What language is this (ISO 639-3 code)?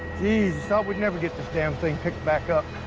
eng